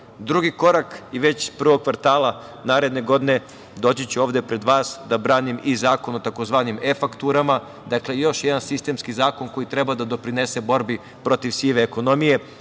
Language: Serbian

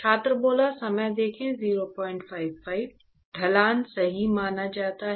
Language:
Hindi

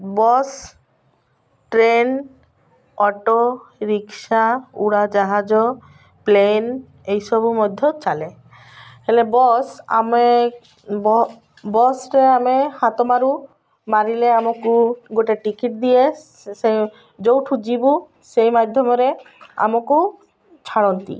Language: Odia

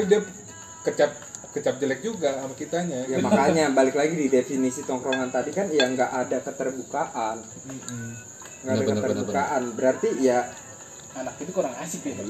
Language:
Indonesian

